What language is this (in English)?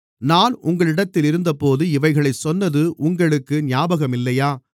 Tamil